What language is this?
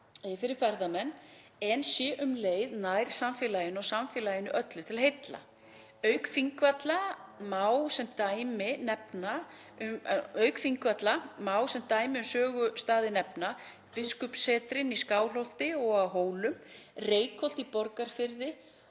Icelandic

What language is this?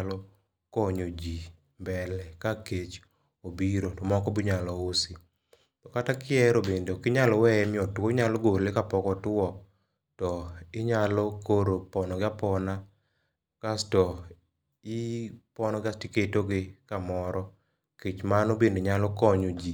Luo (Kenya and Tanzania)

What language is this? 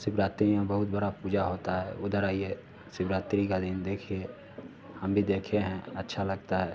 Hindi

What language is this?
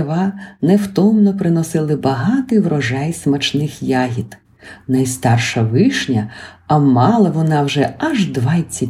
Ukrainian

